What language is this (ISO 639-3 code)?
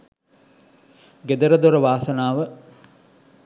sin